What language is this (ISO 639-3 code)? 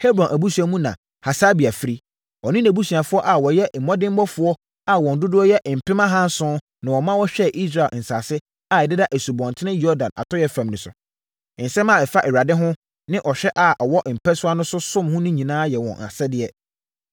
aka